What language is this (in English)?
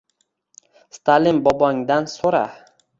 Uzbek